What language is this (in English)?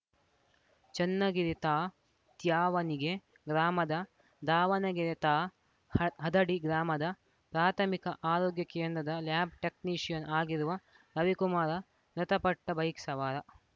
Kannada